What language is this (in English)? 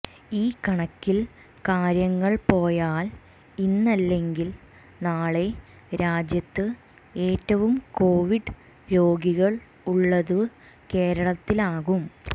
Malayalam